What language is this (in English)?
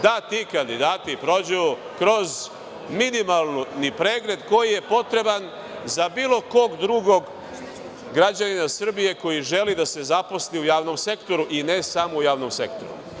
Serbian